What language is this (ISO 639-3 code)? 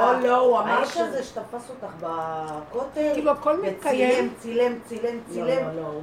heb